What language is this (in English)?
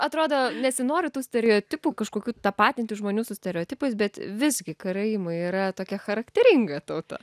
Lithuanian